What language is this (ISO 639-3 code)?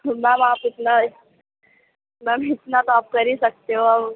urd